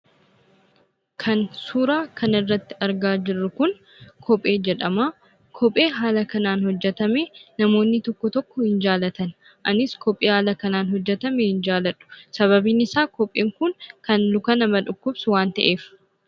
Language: Oromo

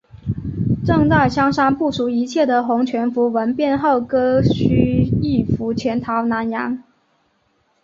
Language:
Chinese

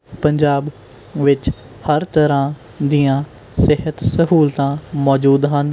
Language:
Punjabi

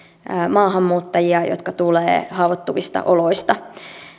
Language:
Finnish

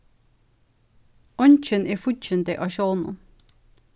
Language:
Faroese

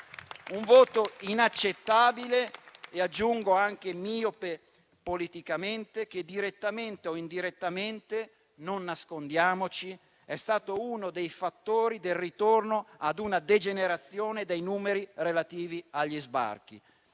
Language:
Italian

